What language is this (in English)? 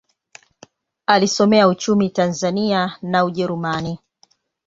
Swahili